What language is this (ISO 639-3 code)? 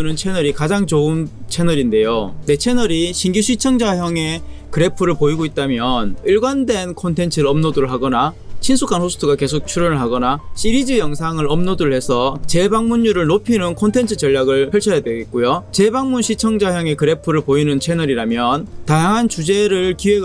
kor